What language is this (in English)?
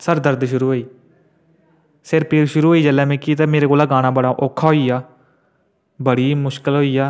Dogri